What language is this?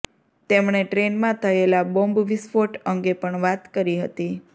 Gujarati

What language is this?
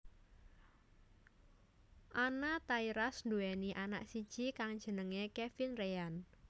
Javanese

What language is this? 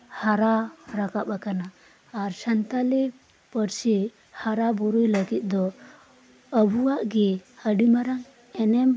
Santali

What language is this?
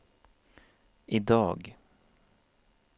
Swedish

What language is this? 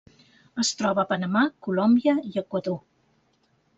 Catalan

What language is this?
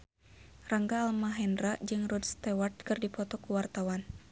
Sundanese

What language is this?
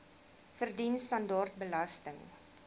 Afrikaans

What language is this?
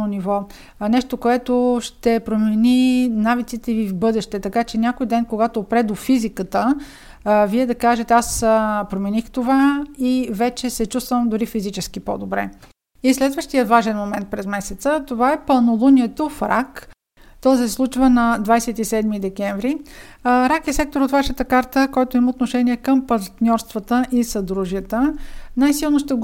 Bulgarian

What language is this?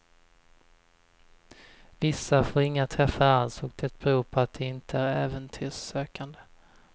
Swedish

